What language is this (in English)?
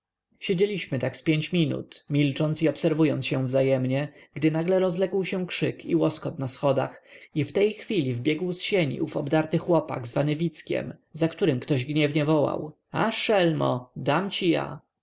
Polish